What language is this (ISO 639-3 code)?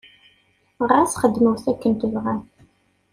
kab